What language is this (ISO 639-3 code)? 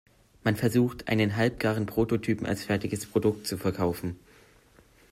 deu